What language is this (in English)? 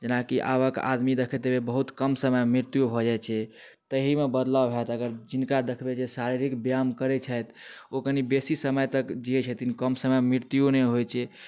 Maithili